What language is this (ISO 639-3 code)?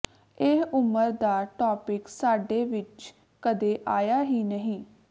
pan